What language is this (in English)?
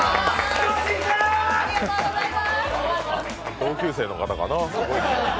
Japanese